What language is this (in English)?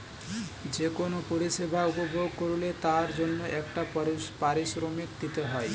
Bangla